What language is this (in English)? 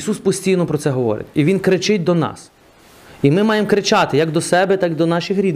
Ukrainian